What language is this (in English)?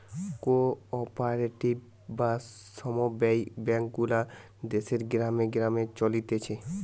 Bangla